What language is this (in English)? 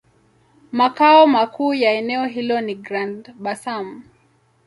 Swahili